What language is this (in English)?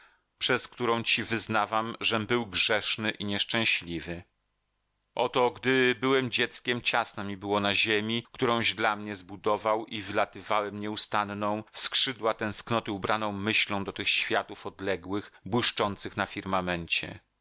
Polish